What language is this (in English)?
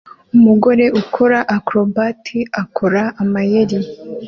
Kinyarwanda